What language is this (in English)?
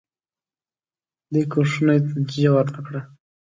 Pashto